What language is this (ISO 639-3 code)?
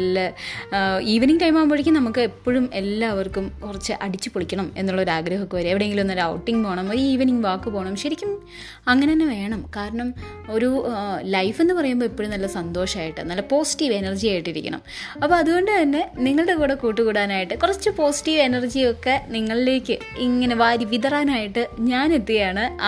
mal